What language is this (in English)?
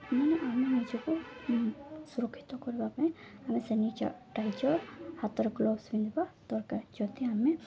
Odia